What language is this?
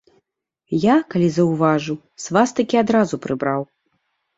Belarusian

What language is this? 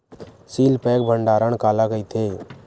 Chhattisgarhi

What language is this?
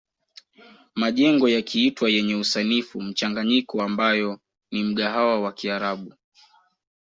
Swahili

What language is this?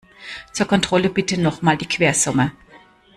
German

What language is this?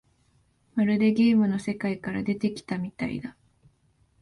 Japanese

